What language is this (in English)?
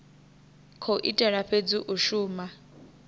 Venda